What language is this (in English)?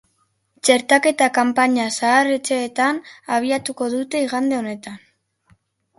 Basque